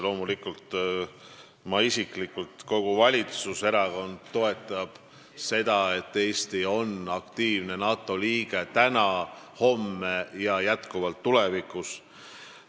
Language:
Estonian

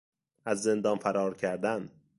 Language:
Persian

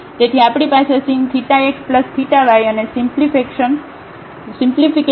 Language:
Gujarati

